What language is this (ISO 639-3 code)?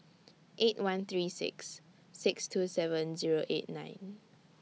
eng